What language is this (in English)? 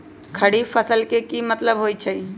Magahi